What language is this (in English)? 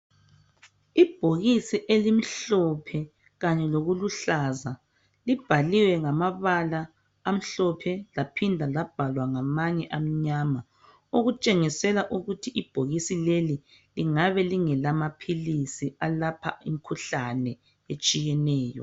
North Ndebele